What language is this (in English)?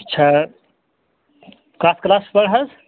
Kashmiri